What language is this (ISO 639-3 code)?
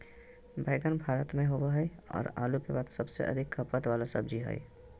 mag